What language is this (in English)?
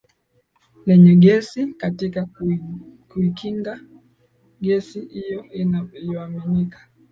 Swahili